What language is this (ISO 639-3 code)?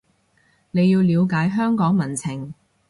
yue